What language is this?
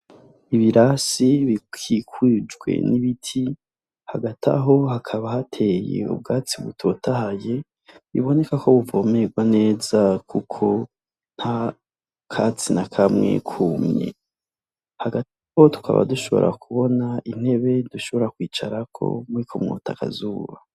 Rundi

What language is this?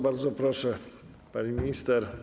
Polish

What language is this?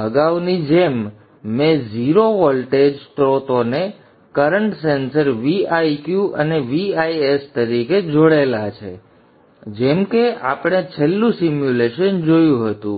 Gujarati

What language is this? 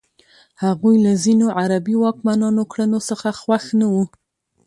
Pashto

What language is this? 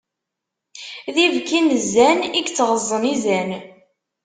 Kabyle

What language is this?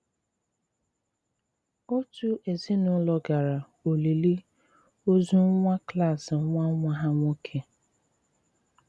Igbo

